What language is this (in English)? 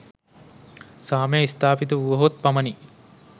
Sinhala